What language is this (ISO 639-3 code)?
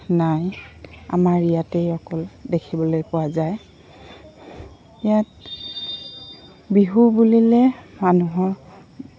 asm